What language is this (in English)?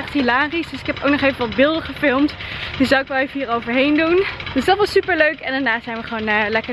Dutch